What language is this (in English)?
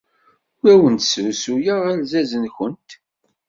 Kabyle